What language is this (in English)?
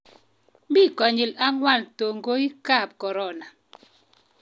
Kalenjin